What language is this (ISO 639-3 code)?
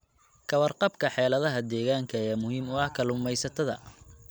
som